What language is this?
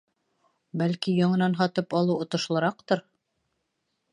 Bashkir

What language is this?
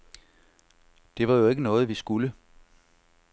Danish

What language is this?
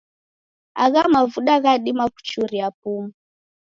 Taita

